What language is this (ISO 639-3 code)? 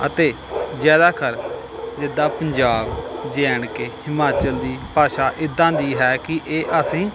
pan